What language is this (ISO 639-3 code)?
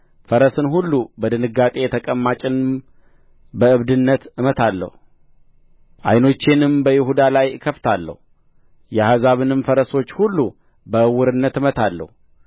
amh